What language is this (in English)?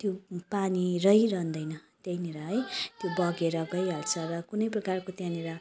Nepali